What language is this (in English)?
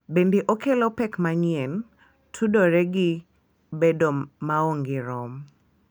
Luo (Kenya and Tanzania)